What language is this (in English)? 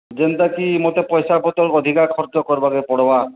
Odia